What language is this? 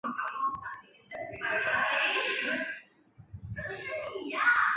Chinese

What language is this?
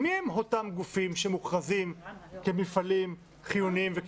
Hebrew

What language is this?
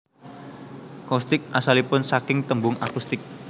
Javanese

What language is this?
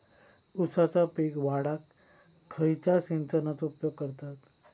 Marathi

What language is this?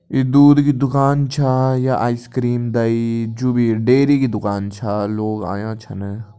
Kumaoni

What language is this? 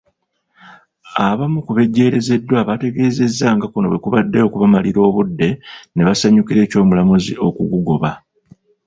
Ganda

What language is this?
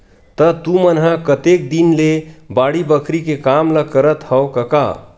Chhattisgarhi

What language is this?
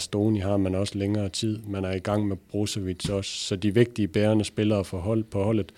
Danish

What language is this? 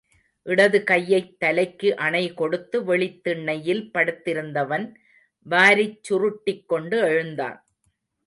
Tamil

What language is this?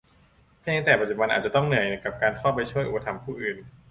Thai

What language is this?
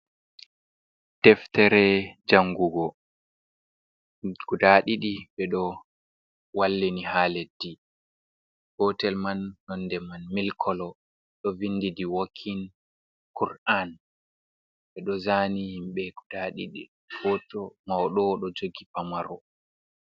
Fula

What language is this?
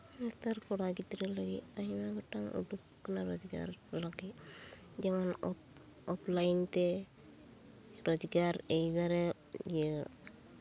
Santali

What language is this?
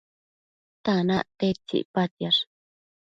Matsés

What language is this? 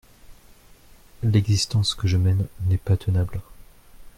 French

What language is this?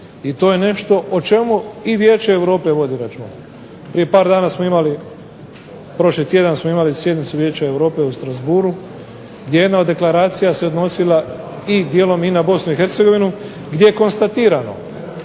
Croatian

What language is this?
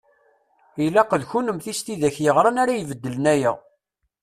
Kabyle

